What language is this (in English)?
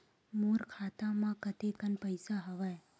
Chhattisgarhi